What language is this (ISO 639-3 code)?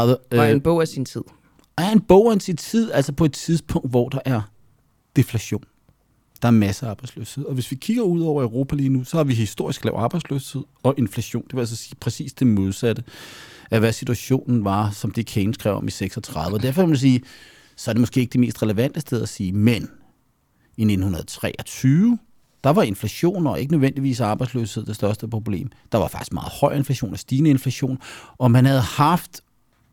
dan